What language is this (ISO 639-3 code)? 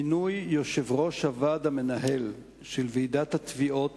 heb